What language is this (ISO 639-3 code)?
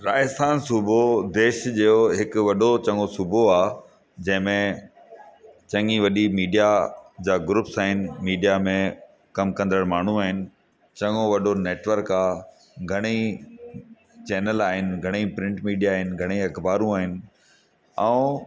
snd